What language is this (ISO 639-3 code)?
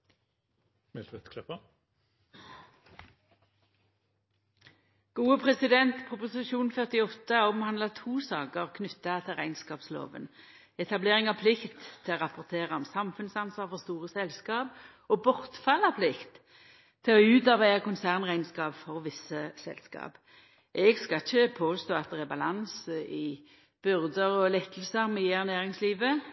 nno